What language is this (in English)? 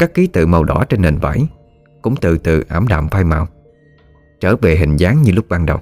Vietnamese